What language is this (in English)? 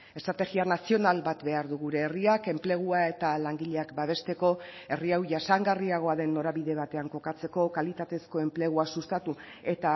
Basque